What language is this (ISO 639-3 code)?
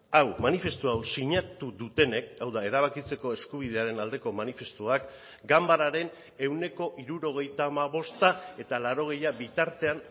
eus